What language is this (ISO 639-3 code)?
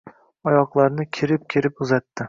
uzb